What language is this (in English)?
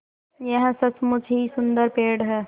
Hindi